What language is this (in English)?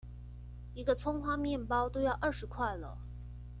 Chinese